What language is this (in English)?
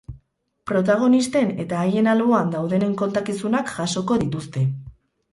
Basque